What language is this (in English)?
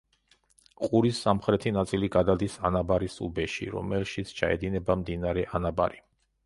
Georgian